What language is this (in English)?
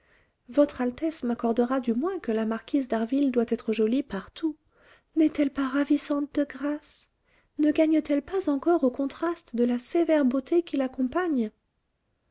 French